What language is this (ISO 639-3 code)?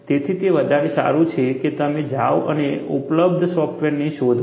guj